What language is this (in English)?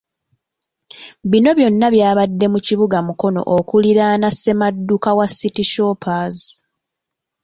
Ganda